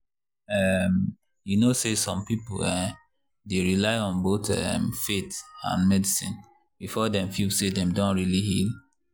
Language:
Nigerian Pidgin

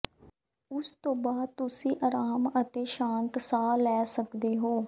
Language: Punjabi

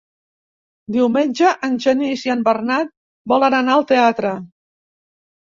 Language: Catalan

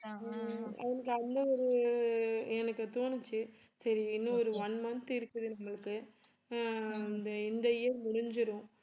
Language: Tamil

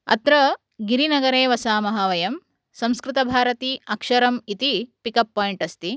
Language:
Sanskrit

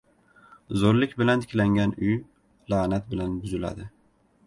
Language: Uzbek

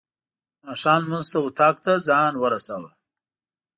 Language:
Pashto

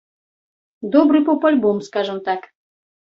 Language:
Belarusian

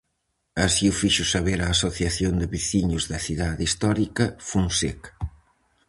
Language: Galician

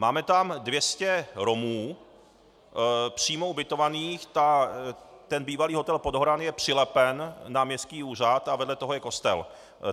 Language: Czech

